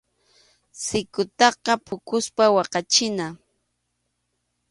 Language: Arequipa-La Unión Quechua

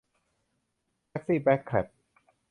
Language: Thai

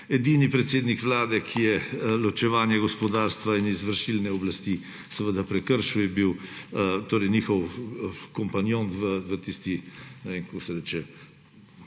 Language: Slovenian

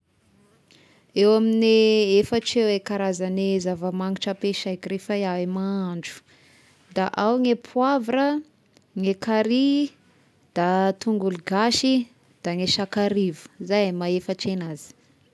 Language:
Tesaka Malagasy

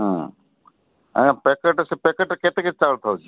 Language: Odia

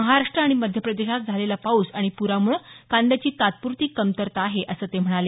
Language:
Marathi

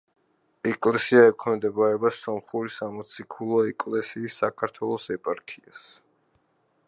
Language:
Georgian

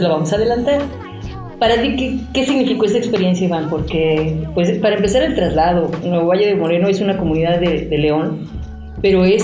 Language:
Spanish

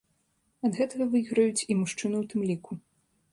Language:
Belarusian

